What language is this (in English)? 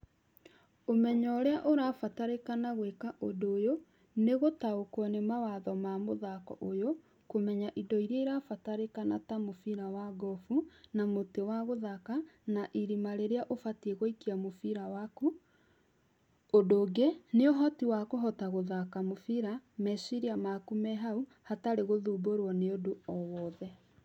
Kikuyu